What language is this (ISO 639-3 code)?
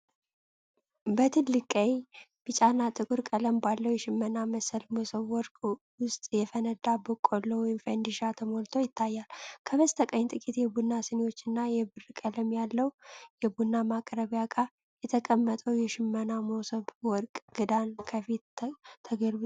amh